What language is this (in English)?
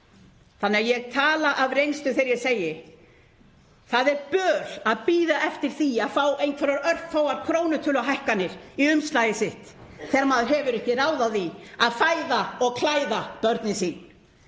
Icelandic